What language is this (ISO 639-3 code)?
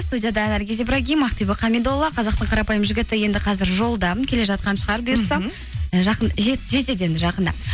kaz